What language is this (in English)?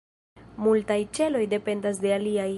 Esperanto